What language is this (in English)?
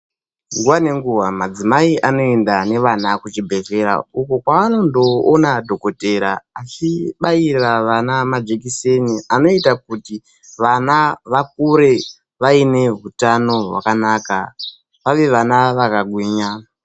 Ndau